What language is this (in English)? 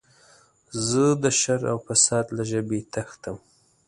Pashto